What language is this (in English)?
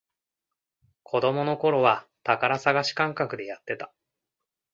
Japanese